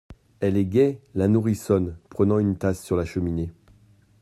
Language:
French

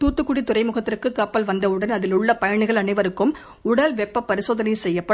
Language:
Tamil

